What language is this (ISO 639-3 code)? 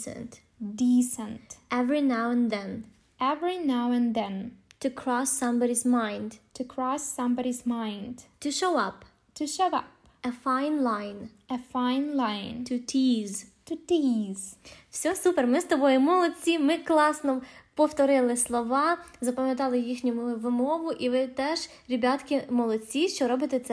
ukr